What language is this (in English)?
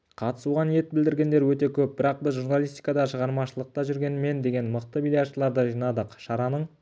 Kazakh